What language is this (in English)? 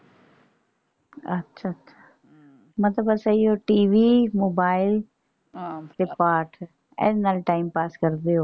Punjabi